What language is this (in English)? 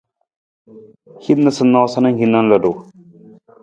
Nawdm